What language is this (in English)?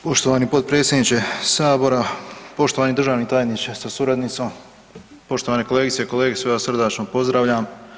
Croatian